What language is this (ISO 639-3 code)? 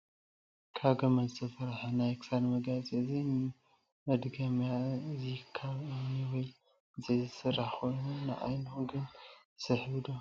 tir